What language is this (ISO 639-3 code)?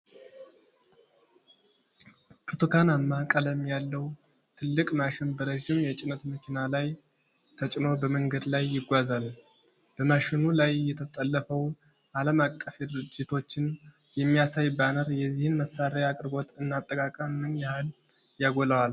amh